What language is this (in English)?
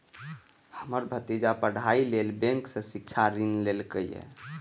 Maithili